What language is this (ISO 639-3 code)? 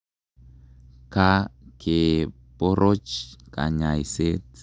kln